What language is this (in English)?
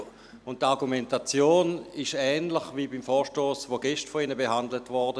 Swiss German